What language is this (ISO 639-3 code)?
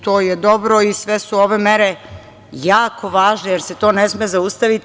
srp